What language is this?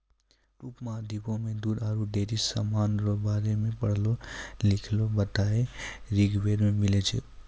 Maithili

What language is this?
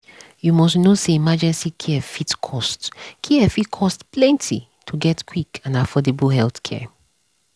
Nigerian Pidgin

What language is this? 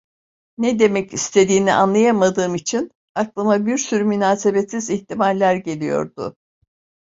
Turkish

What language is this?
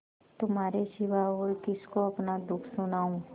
Hindi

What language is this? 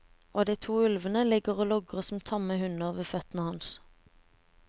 Norwegian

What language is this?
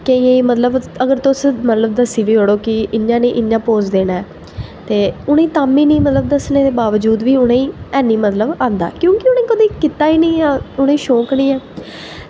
Dogri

